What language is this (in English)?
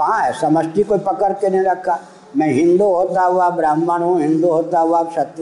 Hindi